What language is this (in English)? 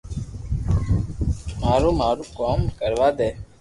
Loarki